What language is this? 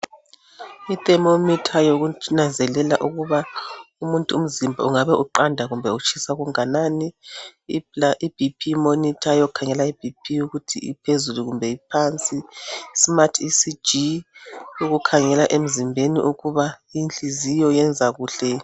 North Ndebele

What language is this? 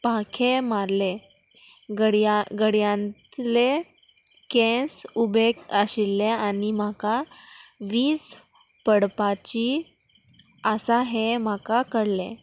Konkani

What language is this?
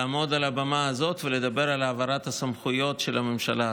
Hebrew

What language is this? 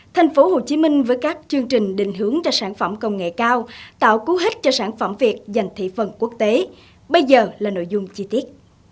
Vietnamese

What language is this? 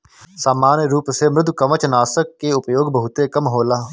Bhojpuri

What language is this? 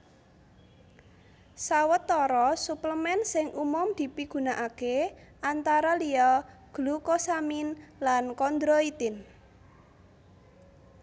Javanese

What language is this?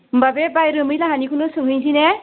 Bodo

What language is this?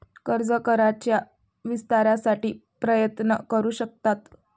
Marathi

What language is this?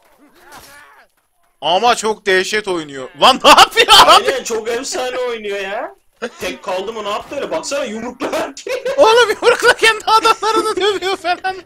Turkish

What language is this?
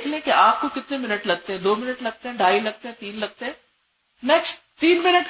Urdu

